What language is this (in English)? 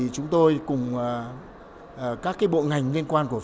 Vietnamese